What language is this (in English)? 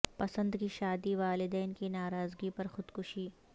Urdu